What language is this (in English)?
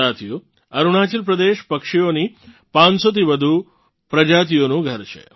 Gujarati